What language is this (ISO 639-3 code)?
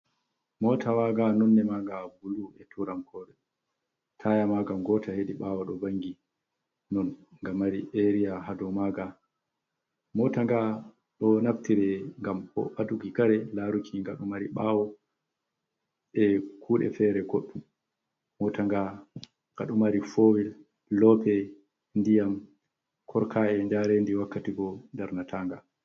ful